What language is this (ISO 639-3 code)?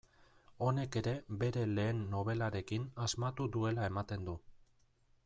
eus